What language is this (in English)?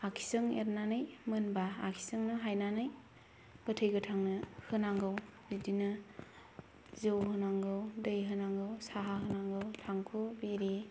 Bodo